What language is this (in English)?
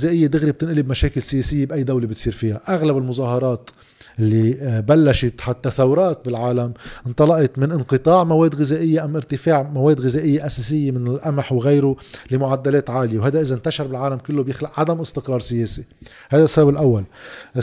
Arabic